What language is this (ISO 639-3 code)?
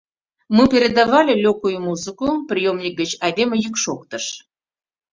chm